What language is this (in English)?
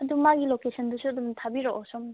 Manipuri